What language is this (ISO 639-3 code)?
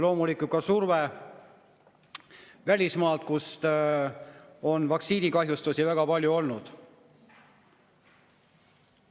est